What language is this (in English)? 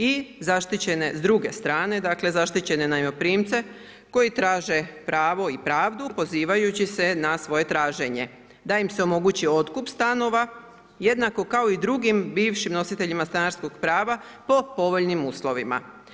Croatian